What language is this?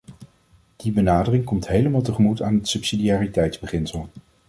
Dutch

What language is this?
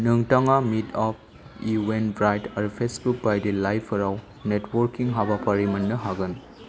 Bodo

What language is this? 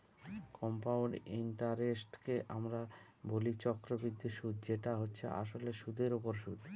Bangla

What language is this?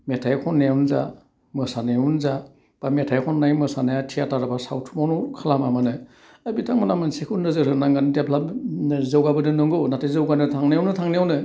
Bodo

